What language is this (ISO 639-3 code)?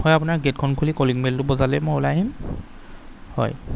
asm